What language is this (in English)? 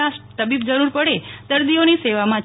Gujarati